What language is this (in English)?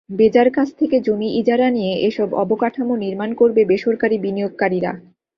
Bangla